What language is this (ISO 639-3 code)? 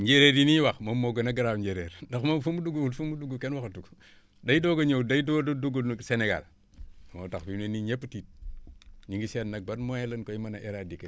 wol